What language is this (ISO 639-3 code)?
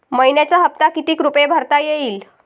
mar